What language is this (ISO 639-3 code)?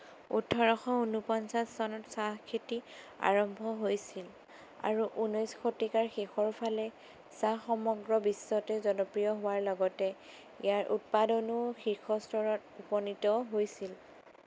asm